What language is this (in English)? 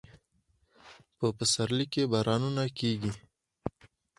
Pashto